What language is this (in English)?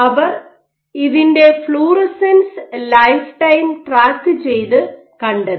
Malayalam